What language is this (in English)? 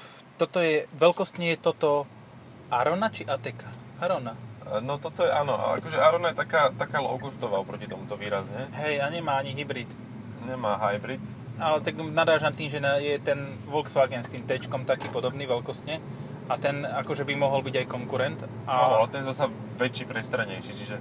Slovak